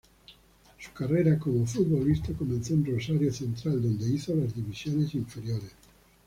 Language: Spanish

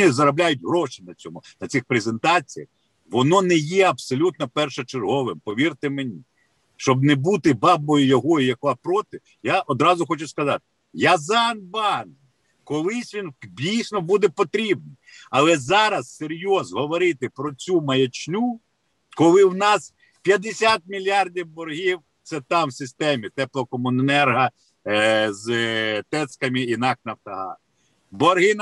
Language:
Ukrainian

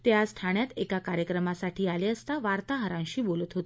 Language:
Marathi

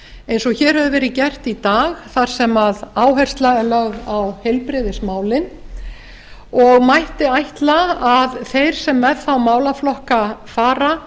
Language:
Icelandic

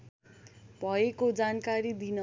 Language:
Nepali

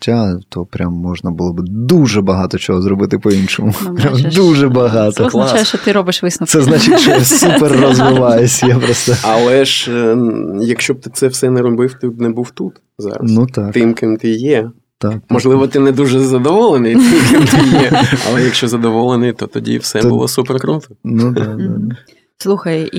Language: Ukrainian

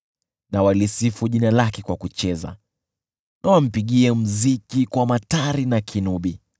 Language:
Swahili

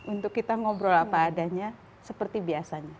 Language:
Indonesian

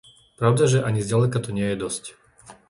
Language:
Slovak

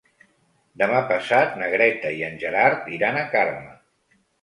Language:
Catalan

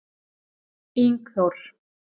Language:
Icelandic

